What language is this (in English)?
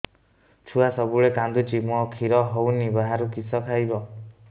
Odia